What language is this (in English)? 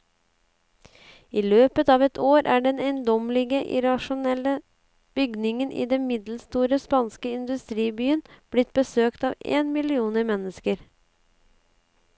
Norwegian